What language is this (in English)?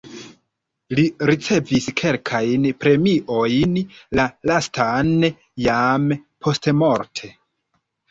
Esperanto